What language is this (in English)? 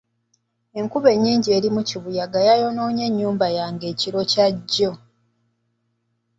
Ganda